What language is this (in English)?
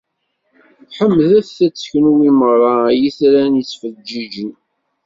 Kabyle